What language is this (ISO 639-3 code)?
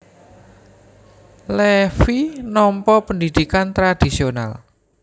jav